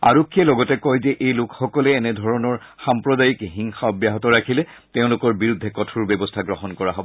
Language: Assamese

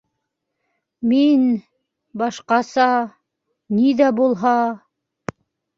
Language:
Bashkir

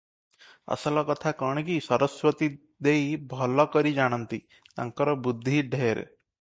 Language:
Odia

